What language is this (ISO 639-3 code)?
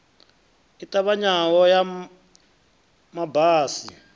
ven